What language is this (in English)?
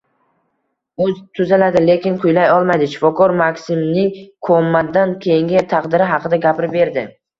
Uzbek